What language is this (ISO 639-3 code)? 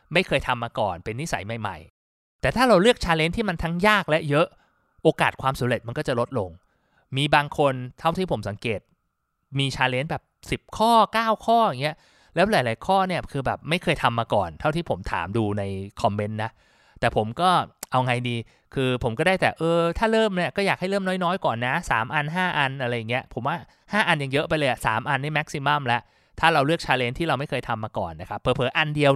tha